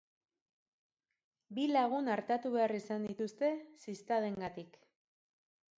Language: Basque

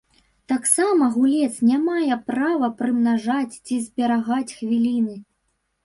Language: Belarusian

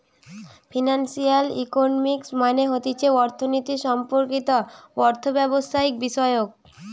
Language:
Bangla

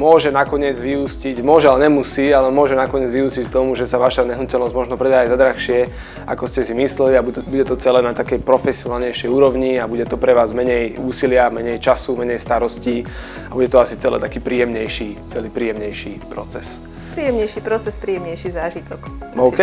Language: Slovak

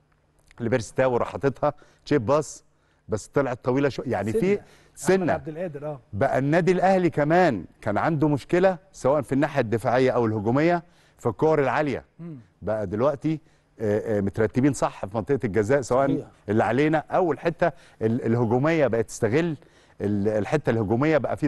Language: Arabic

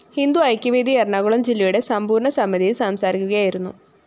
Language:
Malayalam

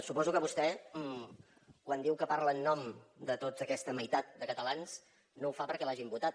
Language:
Catalan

